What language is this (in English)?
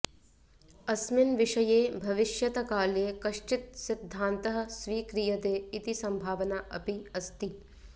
Sanskrit